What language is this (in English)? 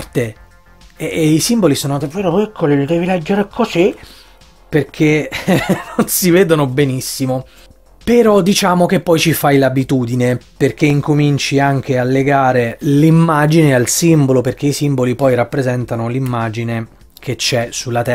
Italian